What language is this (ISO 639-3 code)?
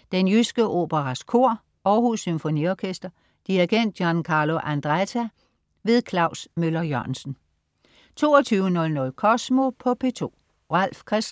dan